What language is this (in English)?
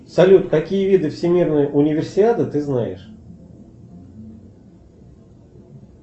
Russian